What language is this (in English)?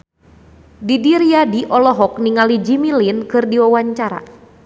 Sundanese